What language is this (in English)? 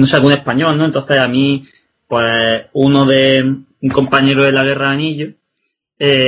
Spanish